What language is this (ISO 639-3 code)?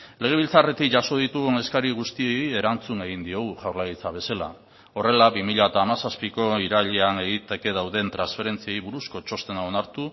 eus